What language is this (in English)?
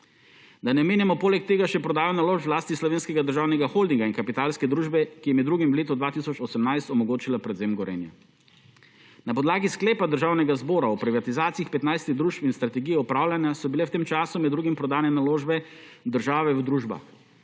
Slovenian